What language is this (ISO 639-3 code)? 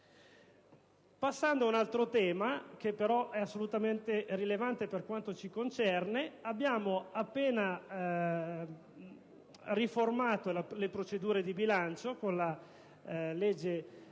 ita